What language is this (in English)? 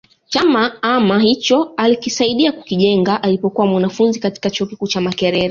Swahili